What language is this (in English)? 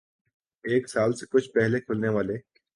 Urdu